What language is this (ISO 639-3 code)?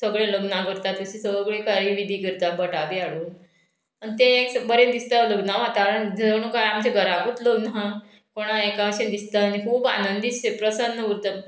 kok